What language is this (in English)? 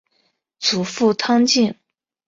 Chinese